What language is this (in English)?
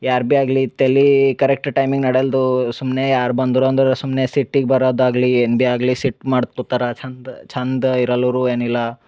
Kannada